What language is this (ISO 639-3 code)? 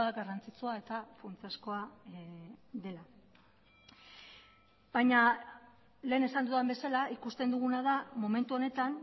eus